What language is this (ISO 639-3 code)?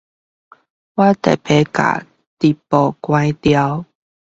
zho